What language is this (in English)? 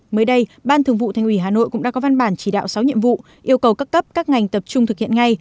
Vietnamese